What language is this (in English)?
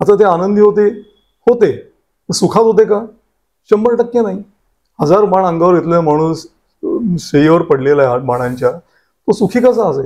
Marathi